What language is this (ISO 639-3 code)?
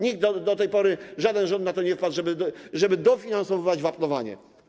pol